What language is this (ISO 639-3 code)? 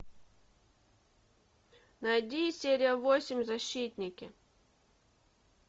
rus